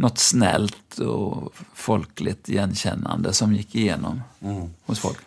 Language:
Swedish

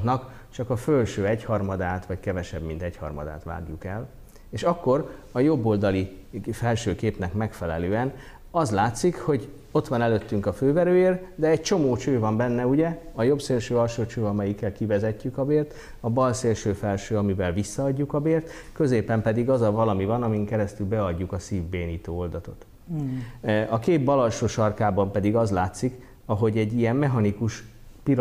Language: Hungarian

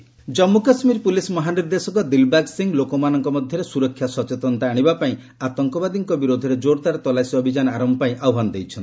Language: Odia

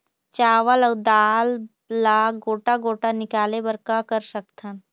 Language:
Chhattisgarhi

